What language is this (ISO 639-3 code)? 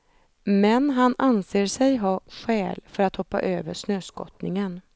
swe